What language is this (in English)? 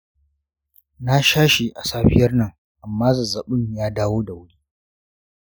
Hausa